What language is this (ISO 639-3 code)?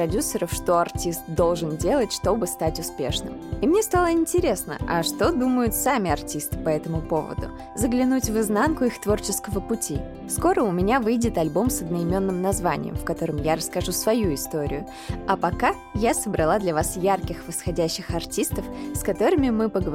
rus